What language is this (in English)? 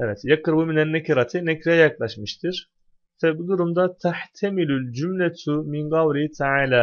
Turkish